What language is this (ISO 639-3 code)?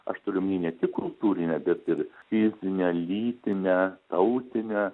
lit